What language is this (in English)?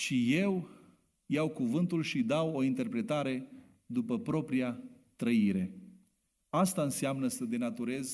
Romanian